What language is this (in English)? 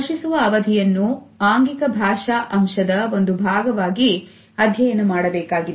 Kannada